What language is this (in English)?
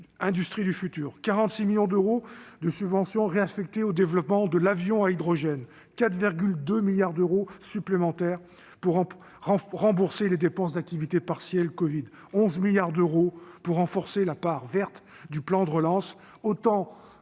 French